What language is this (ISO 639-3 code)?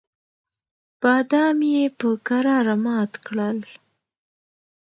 pus